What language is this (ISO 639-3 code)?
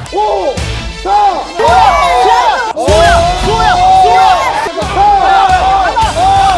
kor